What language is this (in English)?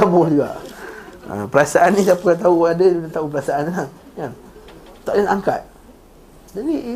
Malay